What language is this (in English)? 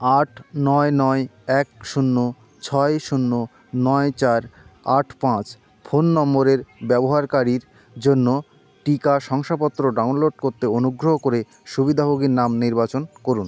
Bangla